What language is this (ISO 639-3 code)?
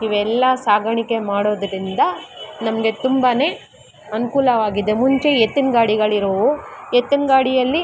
kan